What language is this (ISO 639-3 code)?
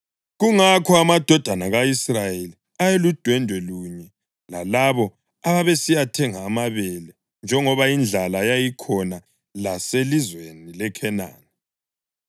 nde